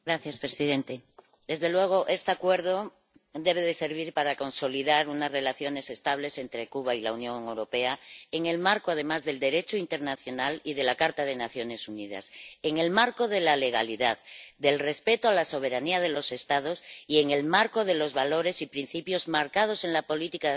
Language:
Spanish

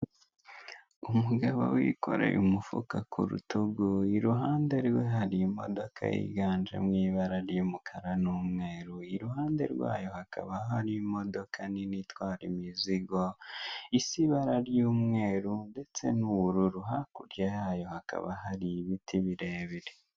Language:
Kinyarwanda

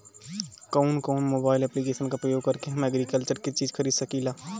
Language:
Bhojpuri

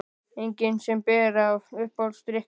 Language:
Icelandic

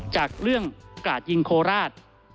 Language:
Thai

